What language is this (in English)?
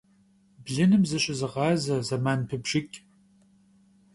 Kabardian